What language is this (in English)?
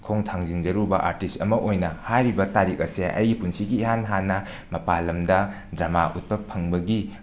Manipuri